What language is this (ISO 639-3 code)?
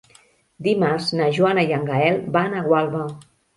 cat